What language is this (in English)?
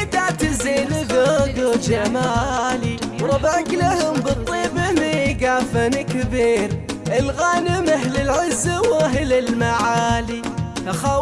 Arabic